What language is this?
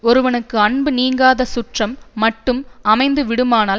Tamil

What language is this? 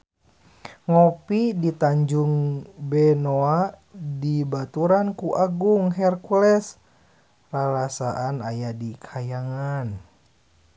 Sundanese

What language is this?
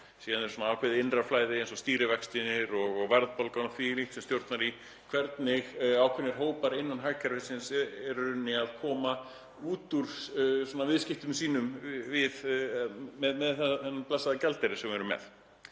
Icelandic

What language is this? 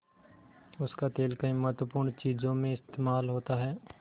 Hindi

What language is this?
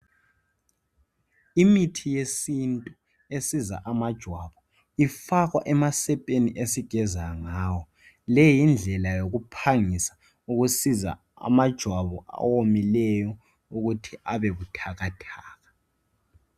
North Ndebele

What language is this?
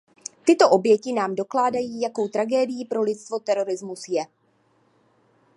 Czech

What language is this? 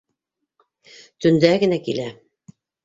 Bashkir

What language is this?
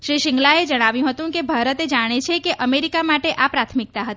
Gujarati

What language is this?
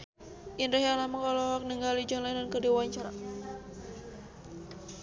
Sundanese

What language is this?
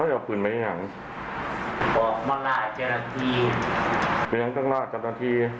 Thai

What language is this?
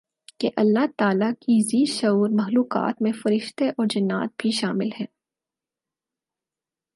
Urdu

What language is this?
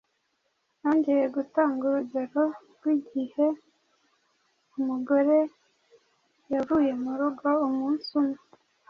Kinyarwanda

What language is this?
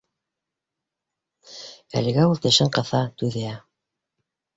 Bashkir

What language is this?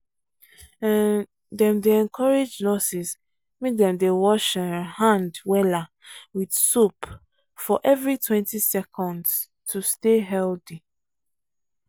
Nigerian Pidgin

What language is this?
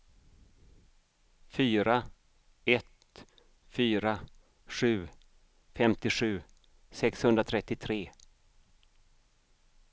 Swedish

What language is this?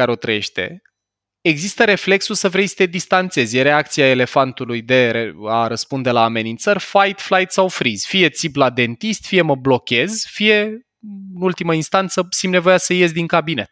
Romanian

